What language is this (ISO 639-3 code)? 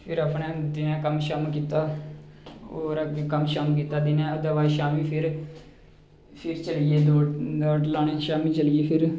doi